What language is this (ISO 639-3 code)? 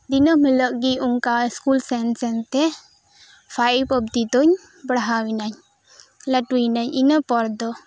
sat